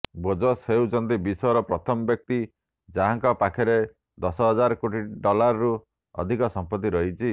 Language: Odia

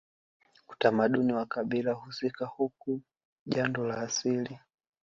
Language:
Swahili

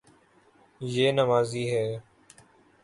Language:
Urdu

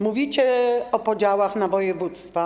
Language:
Polish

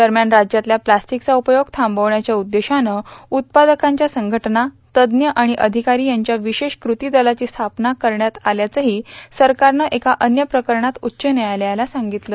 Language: Marathi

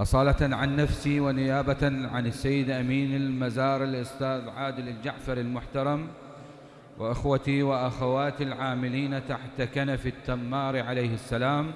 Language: Arabic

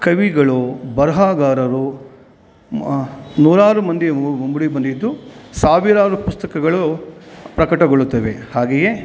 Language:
Kannada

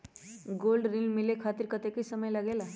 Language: Magahi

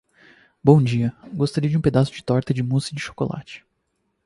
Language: Portuguese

